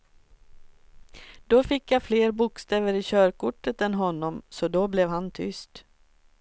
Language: Swedish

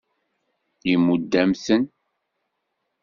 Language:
Kabyle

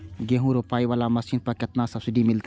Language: Maithili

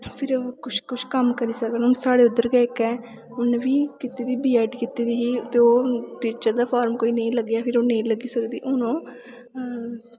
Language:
Dogri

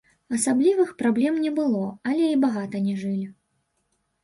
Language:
Belarusian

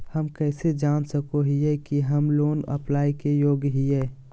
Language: Magahi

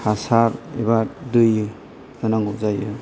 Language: Bodo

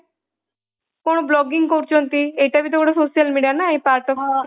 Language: Odia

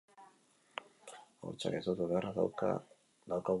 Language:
Basque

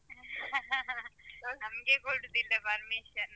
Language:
Kannada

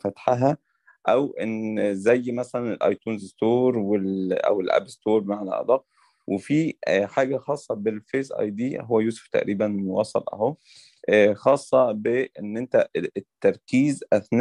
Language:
Arabic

